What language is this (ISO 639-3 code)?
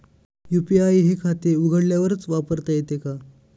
mar